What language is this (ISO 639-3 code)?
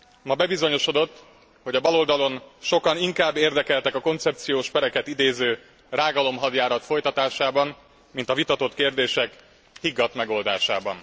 hun